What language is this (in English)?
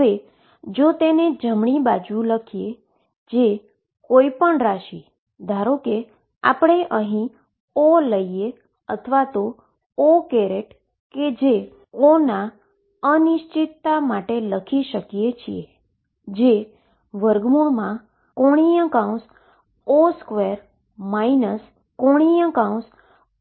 Gujarati